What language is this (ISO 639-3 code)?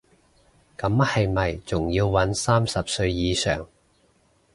yue